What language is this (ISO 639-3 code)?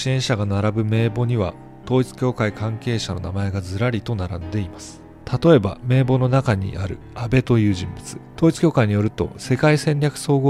jpn